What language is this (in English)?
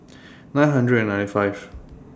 English